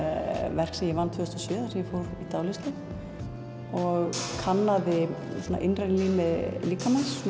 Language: Icelandic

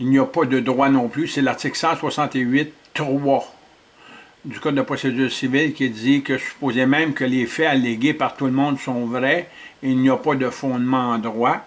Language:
French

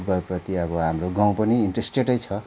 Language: Nepali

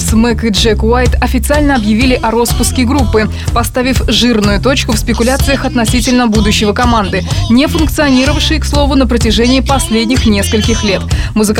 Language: Russian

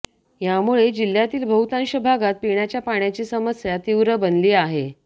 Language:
Marathi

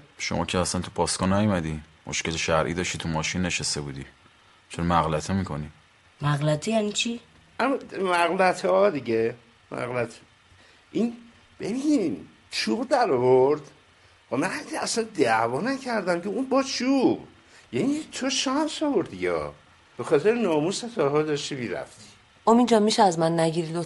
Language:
Persian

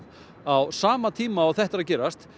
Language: Icelandic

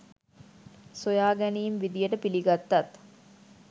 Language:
Sinhala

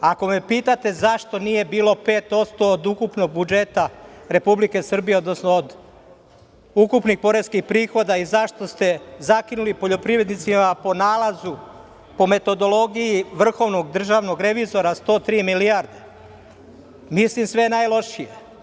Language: Serbian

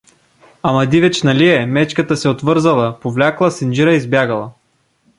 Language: Bulgarian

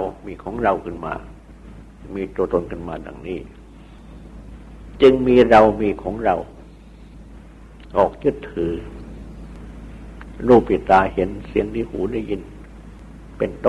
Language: Thai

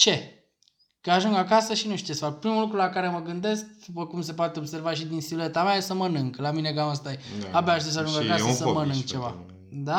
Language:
Romanian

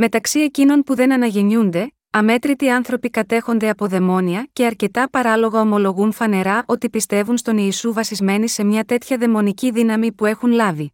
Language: Greek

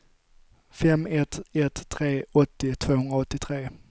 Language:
Swedish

